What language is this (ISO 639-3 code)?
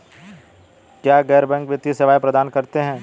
hin